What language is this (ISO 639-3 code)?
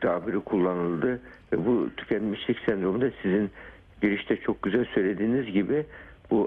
tur